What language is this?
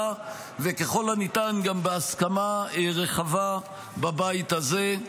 Hebrew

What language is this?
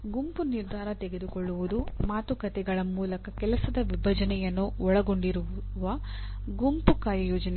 Kannada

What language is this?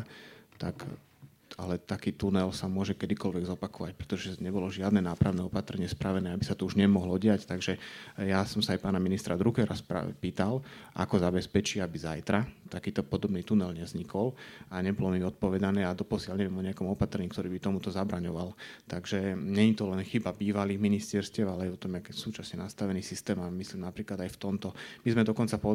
Slovak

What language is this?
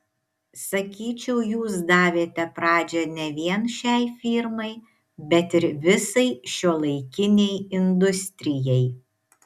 Lithuanian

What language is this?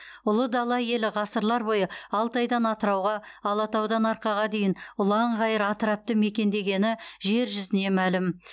Kazakh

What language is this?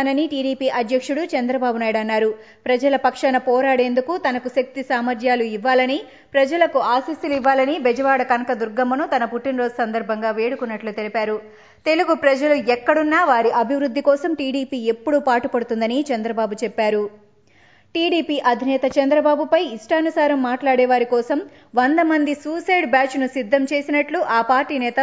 Telugu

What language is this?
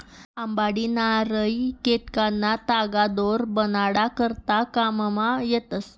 Marathi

